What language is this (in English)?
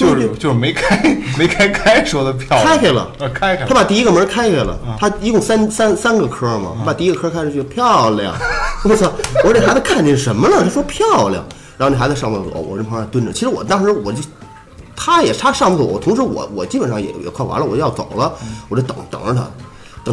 Chinese